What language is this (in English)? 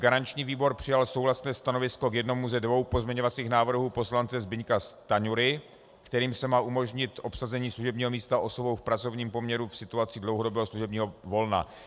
Czech